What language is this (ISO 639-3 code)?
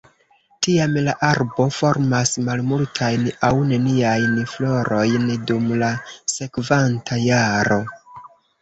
epo